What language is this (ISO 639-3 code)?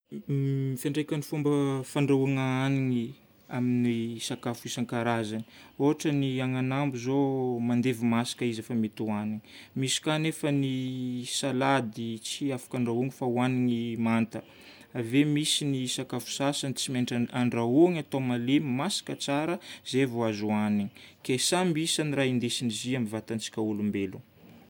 bmm